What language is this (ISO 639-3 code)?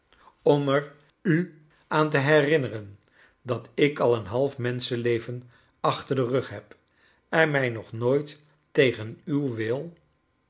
nld